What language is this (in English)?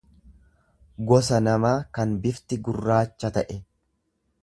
Oromo